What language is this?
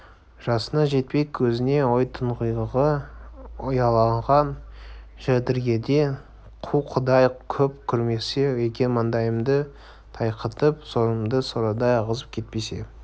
Kazakh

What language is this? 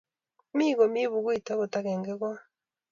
Kalenjin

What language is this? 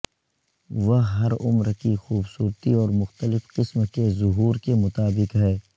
Urdu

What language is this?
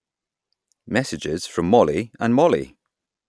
English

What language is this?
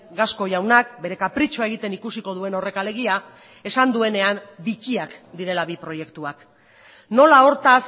Basque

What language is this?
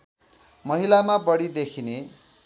Nepali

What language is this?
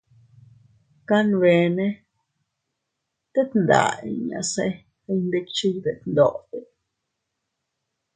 Teutila Cuicatec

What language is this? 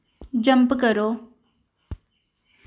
Dogri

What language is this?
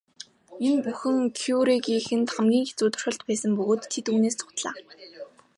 Mongolian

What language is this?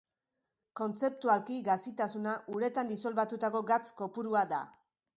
Basque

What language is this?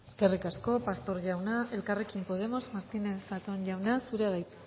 Basque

